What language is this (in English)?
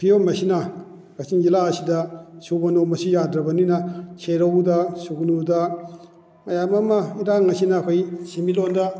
Manipuri